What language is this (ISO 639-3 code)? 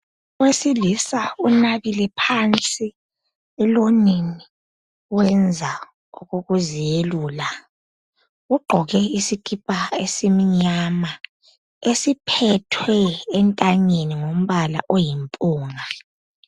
nde